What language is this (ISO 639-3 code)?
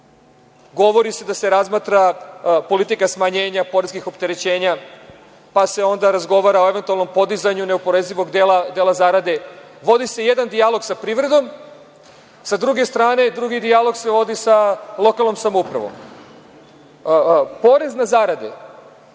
srp